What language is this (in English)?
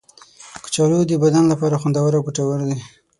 Pashto